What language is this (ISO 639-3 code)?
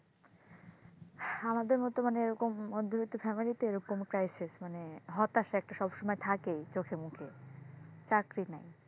ben